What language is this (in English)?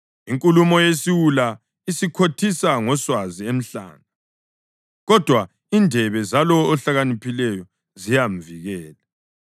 North Ndebele